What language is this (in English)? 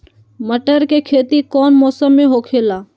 Magahi